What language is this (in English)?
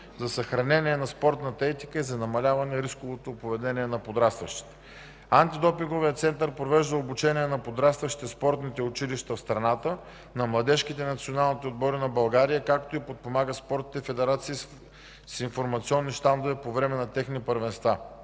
Bulgarian